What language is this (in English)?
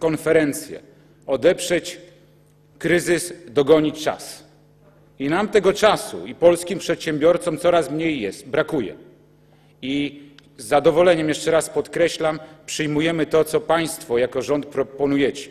Polish